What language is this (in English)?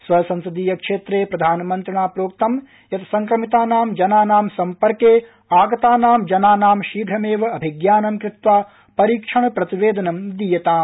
Sanskrit